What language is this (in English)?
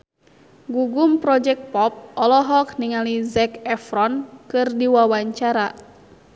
Sundanese